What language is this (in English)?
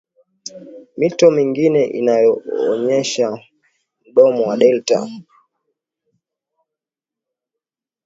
Swahili